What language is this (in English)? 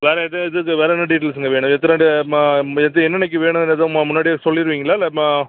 Tamil